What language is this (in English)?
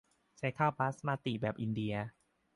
Thai